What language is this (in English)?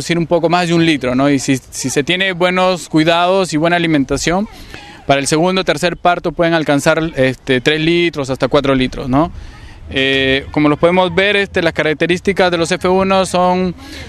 Spanish